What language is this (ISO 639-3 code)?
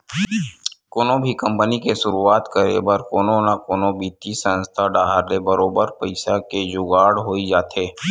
hne